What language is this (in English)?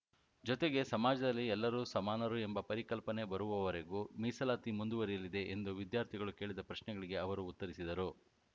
Kannada